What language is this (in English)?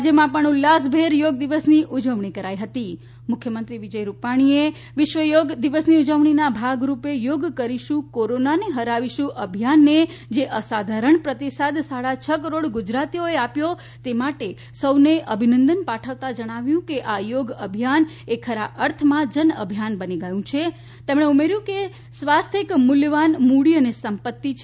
Gujarati